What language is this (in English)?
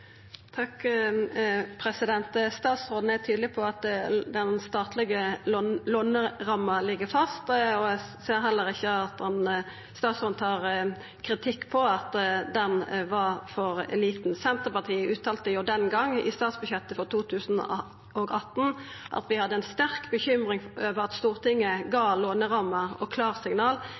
Norwegian Nynorsk